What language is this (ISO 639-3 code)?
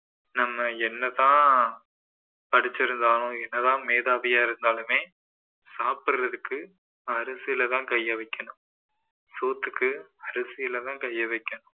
tam